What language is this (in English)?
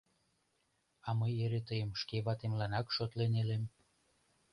Mari